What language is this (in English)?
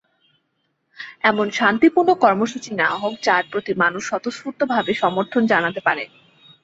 Bangla